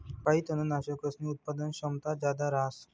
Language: Marathi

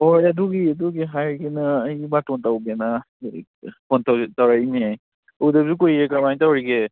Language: Manipuri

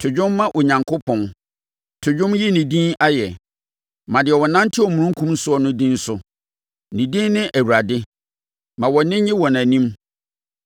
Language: Akan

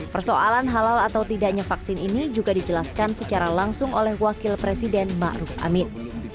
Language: Indonesian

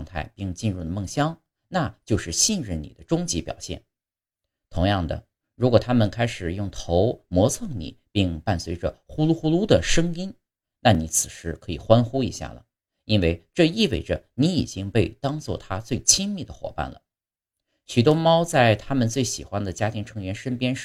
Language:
Chinese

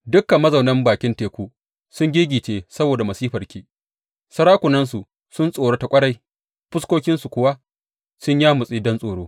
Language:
Hausa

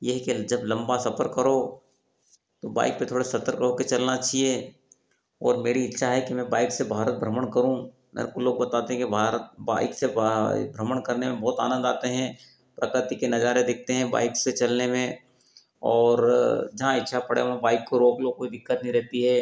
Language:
Hindi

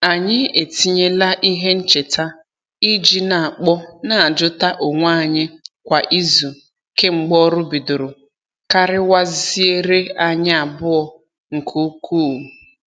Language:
Igbo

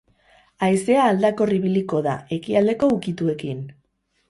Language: Basque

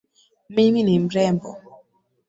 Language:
Swahili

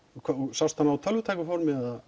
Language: Icelandic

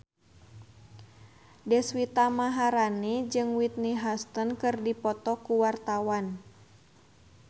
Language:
Sundanese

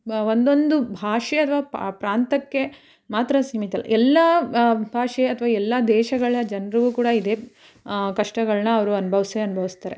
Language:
Kannada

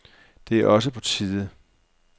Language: Danish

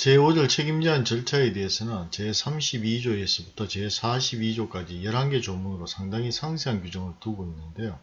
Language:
Korean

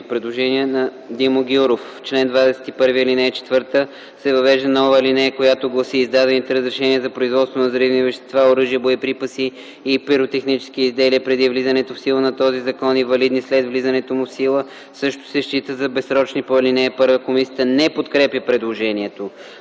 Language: Bulgarian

